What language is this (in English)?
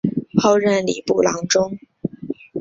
Chinese